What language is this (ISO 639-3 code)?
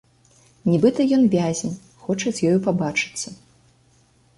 bel